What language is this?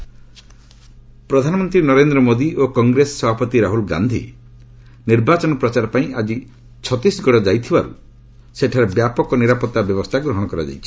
Odia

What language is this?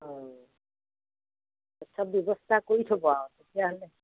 Assamese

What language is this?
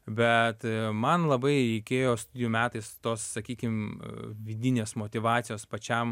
Lithuanian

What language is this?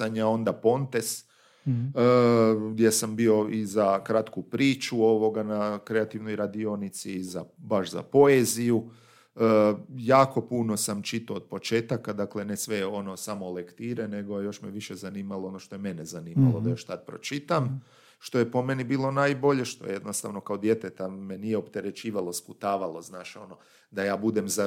Croatian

